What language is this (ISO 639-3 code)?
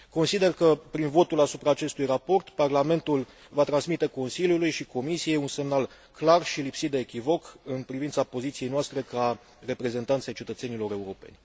ron